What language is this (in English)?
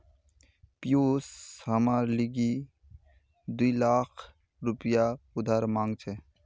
Magahi